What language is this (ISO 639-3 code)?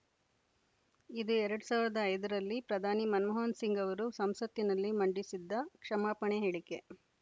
kan